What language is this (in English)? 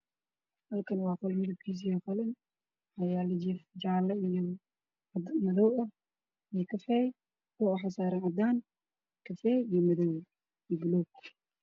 Somali